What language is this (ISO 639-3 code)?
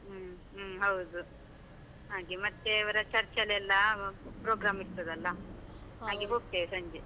kan